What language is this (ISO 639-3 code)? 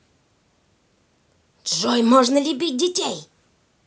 rus